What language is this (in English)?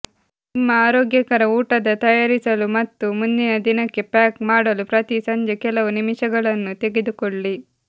Kannada